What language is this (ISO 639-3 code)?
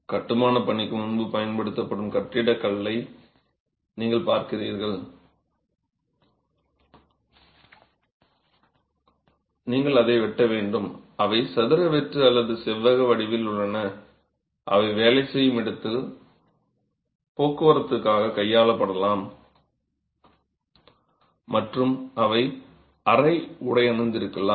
tam